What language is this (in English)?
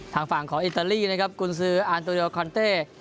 Thai